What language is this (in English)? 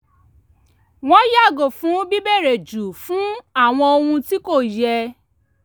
Yoruba